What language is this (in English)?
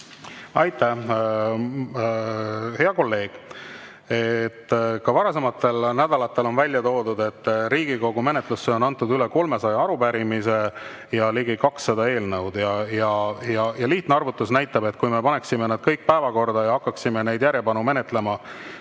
Estonian